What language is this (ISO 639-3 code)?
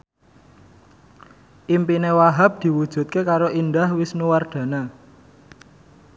jav